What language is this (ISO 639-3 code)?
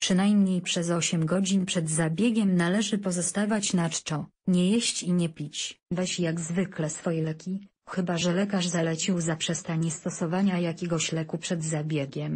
pol